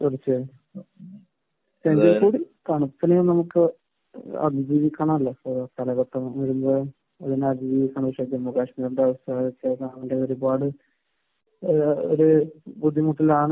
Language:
Malayalam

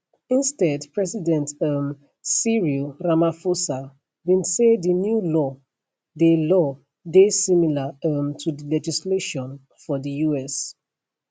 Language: Nigerian Pidgin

